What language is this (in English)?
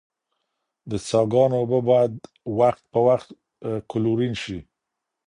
Pashto